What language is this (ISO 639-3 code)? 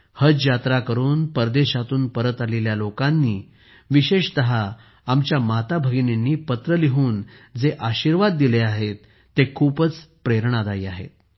mar